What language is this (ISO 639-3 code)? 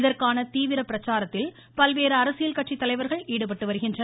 tam